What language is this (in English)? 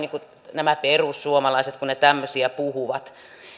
Finnish